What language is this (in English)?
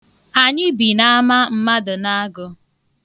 Igbo